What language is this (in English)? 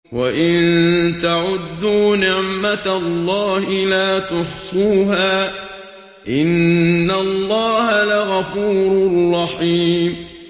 Arabic